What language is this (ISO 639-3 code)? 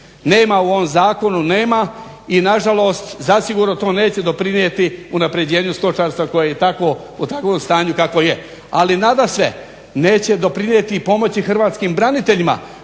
hrv